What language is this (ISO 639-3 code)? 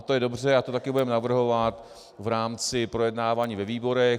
ces